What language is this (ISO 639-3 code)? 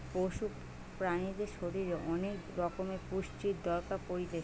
ben